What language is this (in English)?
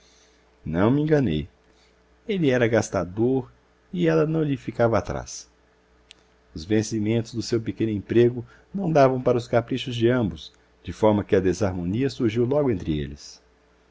Portuguese